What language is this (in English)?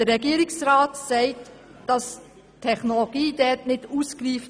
Swiss German